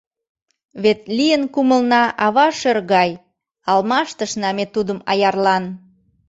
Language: Mari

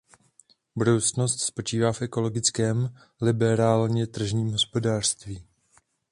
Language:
Czech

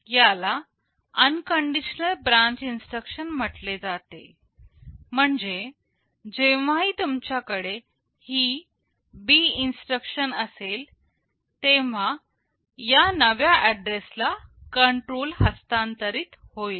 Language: Marathi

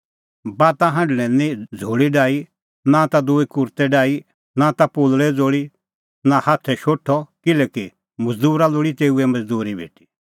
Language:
Kullu Pahari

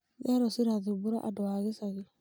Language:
Kikuyu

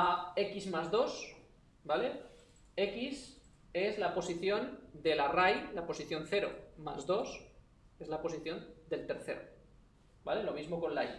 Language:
Spanish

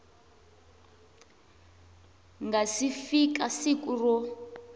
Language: Tsonga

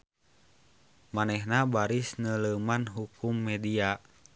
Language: Sundanese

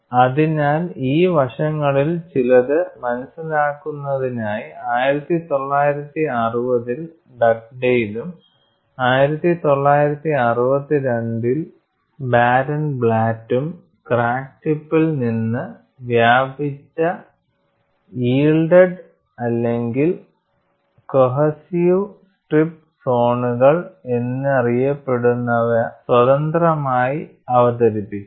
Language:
Malayalam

